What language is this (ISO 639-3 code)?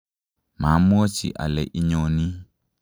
kln